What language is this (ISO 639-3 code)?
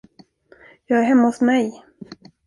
swe